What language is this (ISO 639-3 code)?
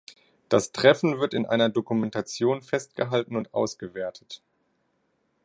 deu